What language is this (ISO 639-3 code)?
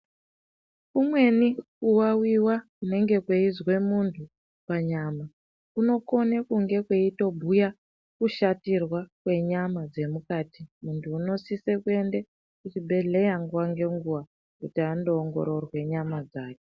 ndc